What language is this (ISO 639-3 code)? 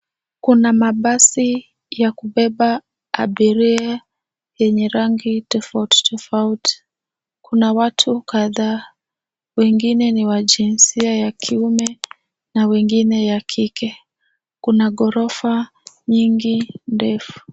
swa